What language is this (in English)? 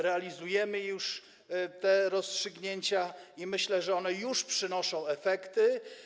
Polish